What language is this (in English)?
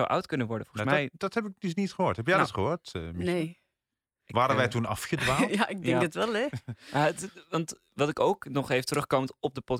Dutch